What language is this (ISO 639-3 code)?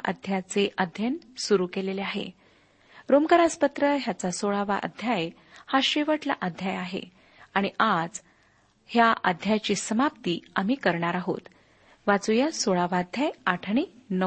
mar